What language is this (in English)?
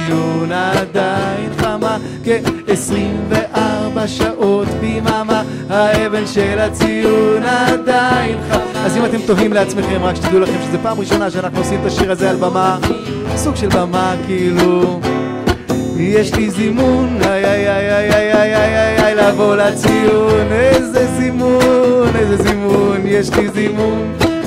Hebrew